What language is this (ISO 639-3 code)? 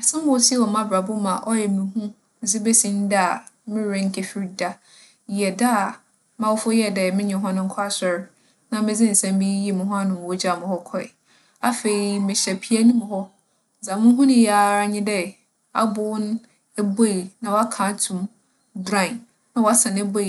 aka